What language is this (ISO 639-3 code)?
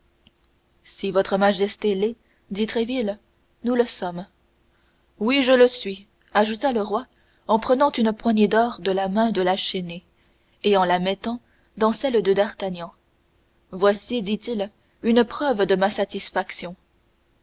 fra